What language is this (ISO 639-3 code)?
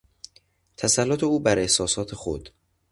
fas